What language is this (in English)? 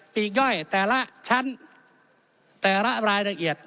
Thai